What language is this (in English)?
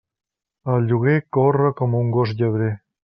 Catalan